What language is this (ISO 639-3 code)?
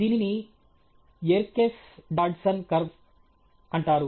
tel